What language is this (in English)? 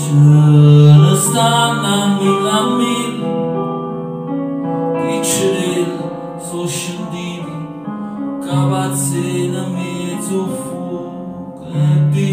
Romanian